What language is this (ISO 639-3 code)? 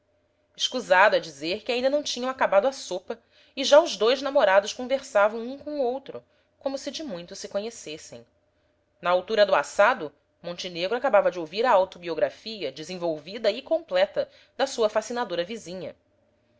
por